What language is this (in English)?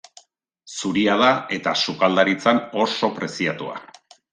Basque